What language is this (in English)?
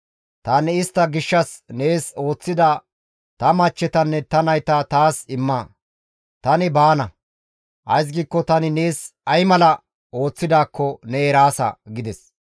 Gamo